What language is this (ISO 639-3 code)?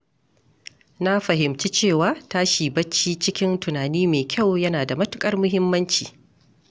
hau